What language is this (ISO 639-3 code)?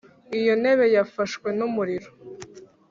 kin